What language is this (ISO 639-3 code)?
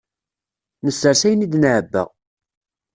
kab